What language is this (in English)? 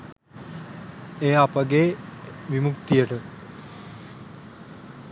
Sinhala